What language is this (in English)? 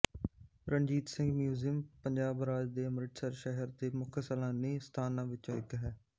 Punjabi